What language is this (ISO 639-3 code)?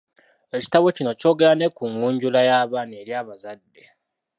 lug